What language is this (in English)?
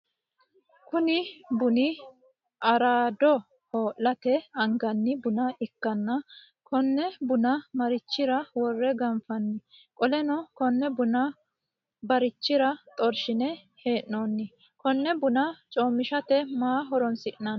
Sidamo